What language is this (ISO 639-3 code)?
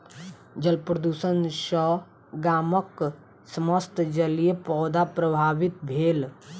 mai